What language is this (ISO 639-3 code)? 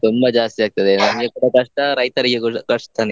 kan